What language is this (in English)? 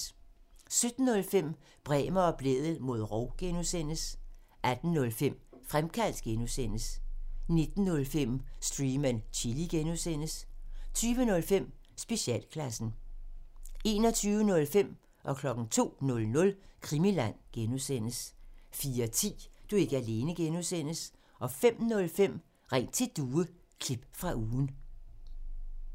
Danish